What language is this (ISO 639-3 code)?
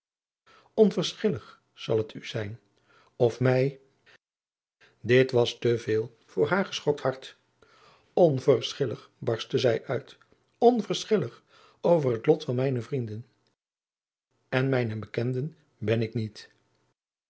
nld